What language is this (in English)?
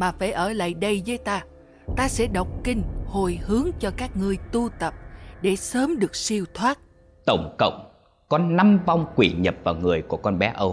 Vietnamese